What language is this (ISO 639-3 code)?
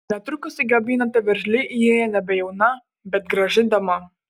lit